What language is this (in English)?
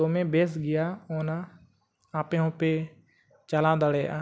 Santali